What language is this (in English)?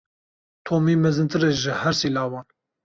Kurdish